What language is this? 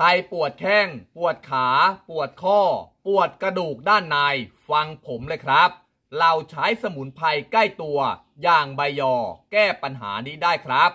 Thai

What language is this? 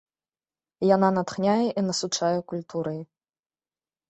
Belarusian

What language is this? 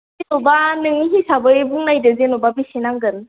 Bodo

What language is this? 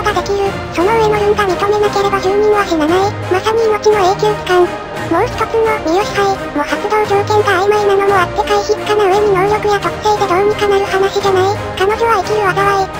Japanese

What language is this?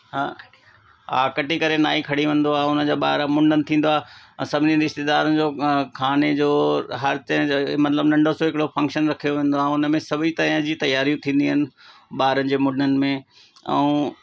Sindhi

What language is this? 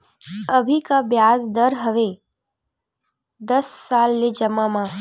Chhattisgarhi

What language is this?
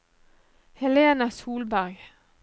Norwegian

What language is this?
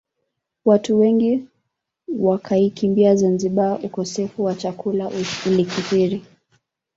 Swahili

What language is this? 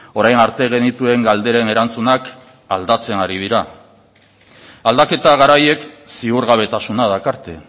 Basque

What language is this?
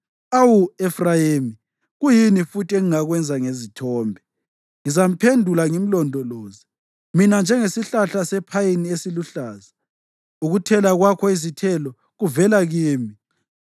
North Ndebele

